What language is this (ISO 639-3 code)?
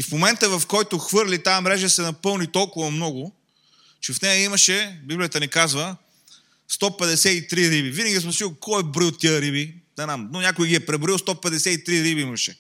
bul